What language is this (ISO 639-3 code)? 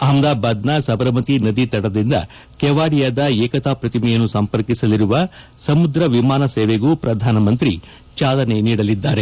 kan